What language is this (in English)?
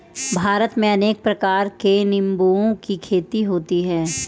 Hindi